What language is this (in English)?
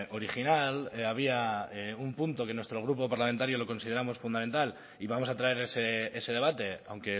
Spanish